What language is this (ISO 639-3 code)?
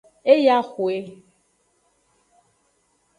ajg